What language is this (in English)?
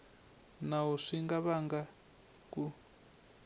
Tsonga